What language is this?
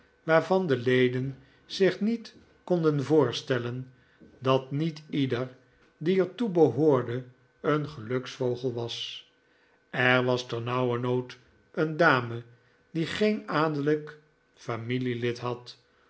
Dutch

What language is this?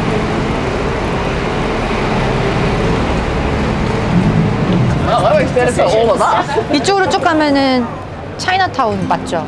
Korean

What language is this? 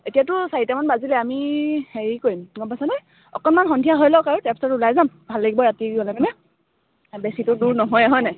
Assamese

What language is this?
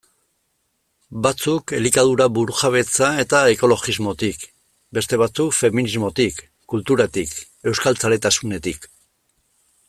Basque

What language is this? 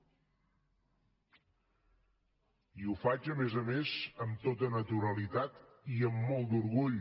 Catalan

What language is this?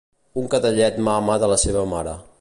Catalan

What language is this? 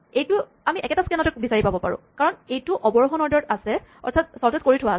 Assamese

